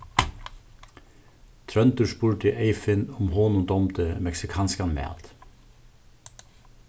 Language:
Faroese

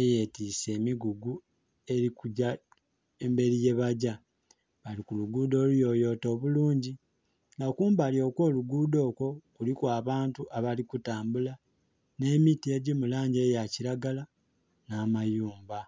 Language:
Soga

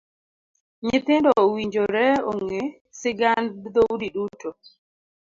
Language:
Luo (Kenya and Tanzania)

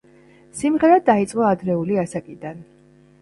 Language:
Georgian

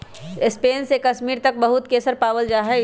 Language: Magahi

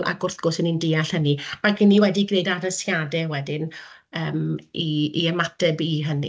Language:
Welsh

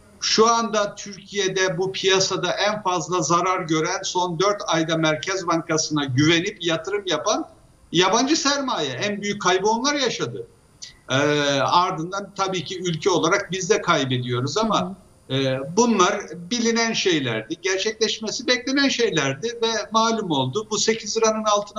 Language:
Turkish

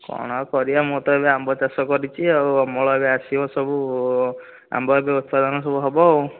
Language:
Odia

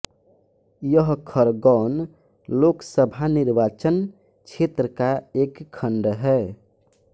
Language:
Hindi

